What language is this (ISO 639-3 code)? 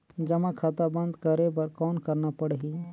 hne